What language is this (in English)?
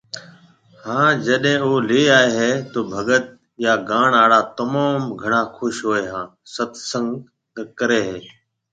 Marwari (Pakistan)